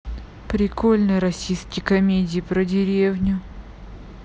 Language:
Russian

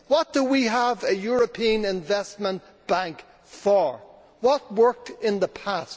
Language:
English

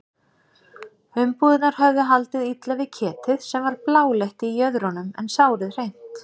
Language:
Icelandic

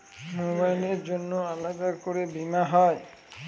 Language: Bangla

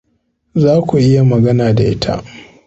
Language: Hausa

